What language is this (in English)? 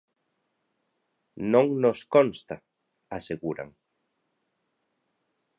Galician